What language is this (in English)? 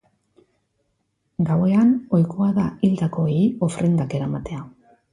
Basque